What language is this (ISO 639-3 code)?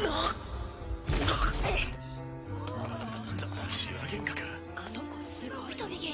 jpn